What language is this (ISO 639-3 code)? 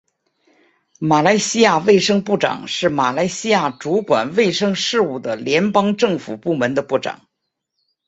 zho